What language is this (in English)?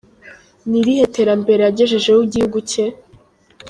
Kinyarwanda